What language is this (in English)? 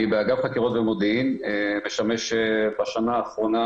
Hebrew